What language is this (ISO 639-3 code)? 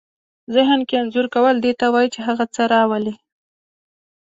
pus